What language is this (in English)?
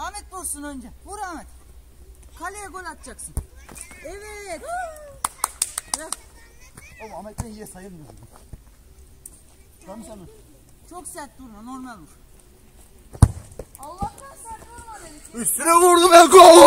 Turkish